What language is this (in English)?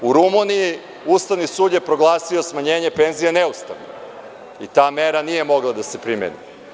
Serbian